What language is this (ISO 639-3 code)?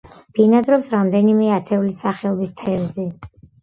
kat